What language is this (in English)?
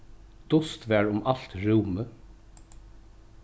Faroese